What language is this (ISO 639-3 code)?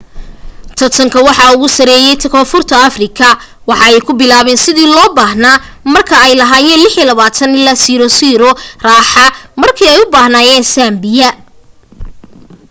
som